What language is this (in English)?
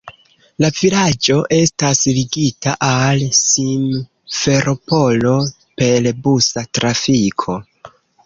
Esperanto